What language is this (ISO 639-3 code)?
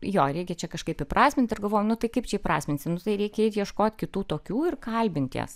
lit